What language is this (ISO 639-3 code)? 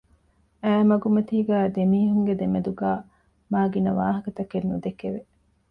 div